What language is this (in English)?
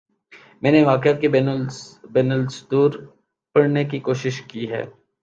Urdu